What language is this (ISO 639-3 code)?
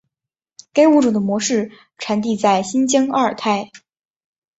zho